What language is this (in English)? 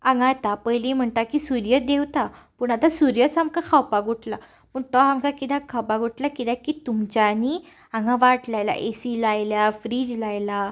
Konkani